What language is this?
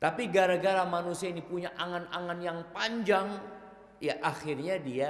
Indonesian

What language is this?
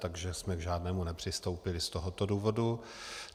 Czech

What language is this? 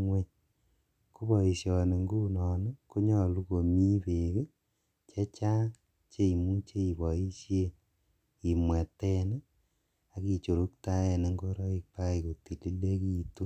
Kalenjin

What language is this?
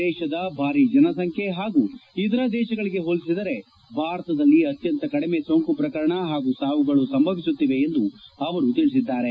Kannada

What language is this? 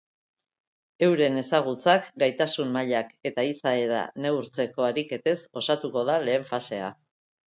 Basque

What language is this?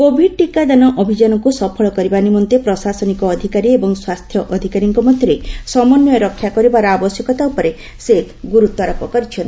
Odia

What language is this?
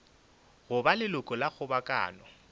Northern Sotho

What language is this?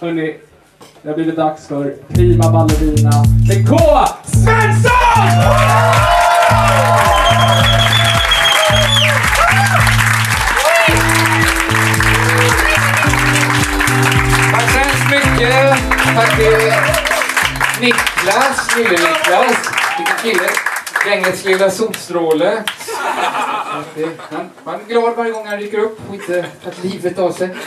Swedish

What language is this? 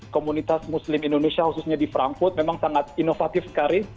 Indonesian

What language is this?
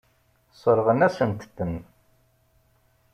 Kabyle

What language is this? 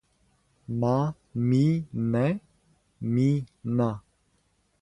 Serbian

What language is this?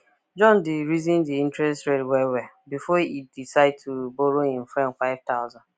Nigerian Pidgin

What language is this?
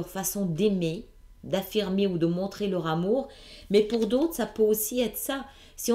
French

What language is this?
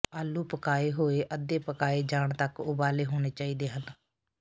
Punjabi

